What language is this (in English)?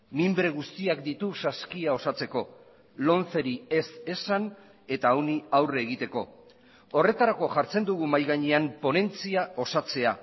Basque